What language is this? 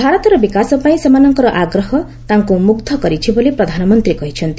Odia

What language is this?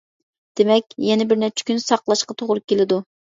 Uyghur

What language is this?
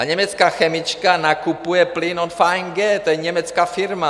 Czech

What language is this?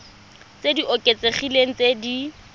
Tswana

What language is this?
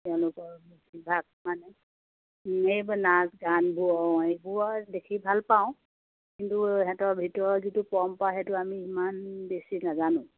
Assamese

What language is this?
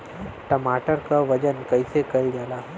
Bhojpuri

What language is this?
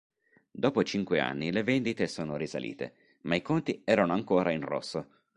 Italian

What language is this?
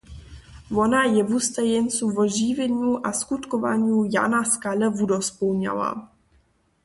Upper Sorbian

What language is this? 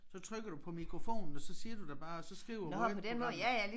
Danish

